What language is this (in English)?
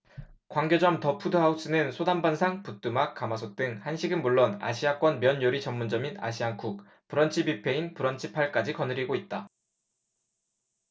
Korean